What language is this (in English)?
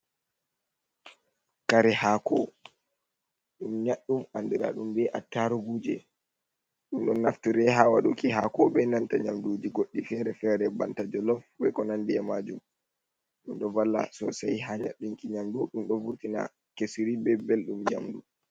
Fula